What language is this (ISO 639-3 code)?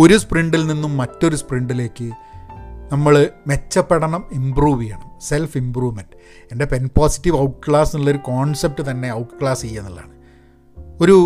mal